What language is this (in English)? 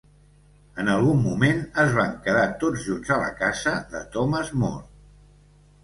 Catalan